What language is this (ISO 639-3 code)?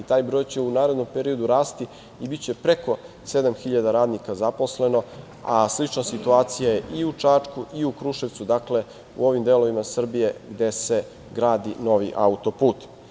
srp